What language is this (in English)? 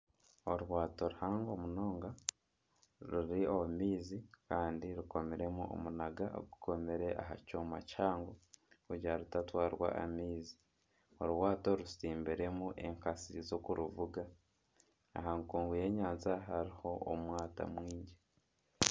Nyankole